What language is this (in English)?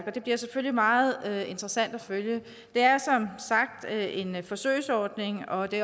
Danish